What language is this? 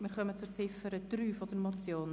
Swiss German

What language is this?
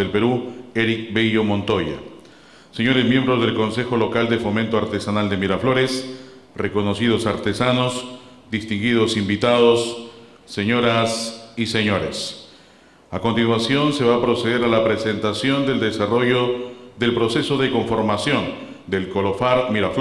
Spanish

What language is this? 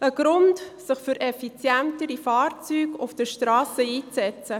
Swiss German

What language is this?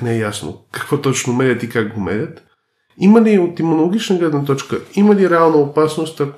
Bulgarian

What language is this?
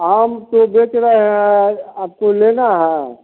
Hindi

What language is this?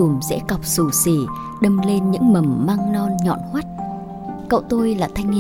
Vietnamese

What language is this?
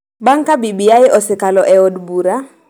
Luo (Kenya and Tanzania)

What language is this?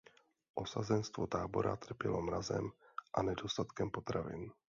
Czech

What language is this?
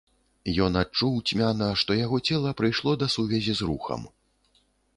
Belarusian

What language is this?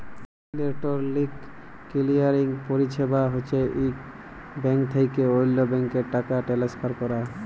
Bangla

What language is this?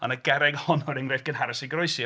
Welsh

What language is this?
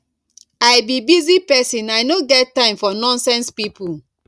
Nigerian Pidgin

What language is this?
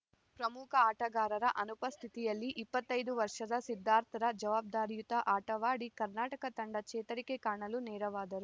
Kannada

